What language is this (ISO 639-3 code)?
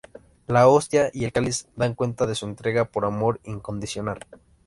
spa